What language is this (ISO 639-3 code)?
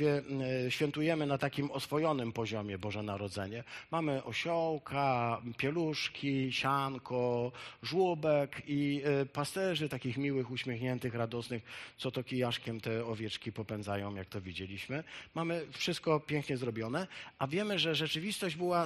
pol